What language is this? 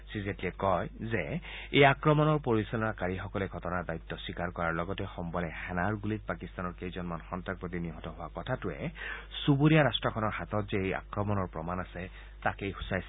Assamese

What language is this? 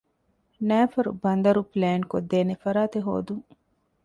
Divehi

